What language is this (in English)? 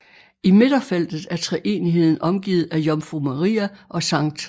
Danish